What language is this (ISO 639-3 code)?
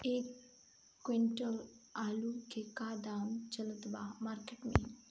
bho